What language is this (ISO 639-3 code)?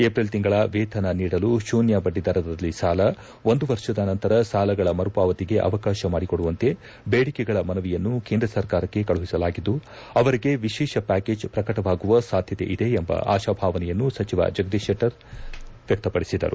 kan